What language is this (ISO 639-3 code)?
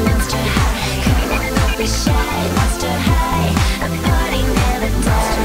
ell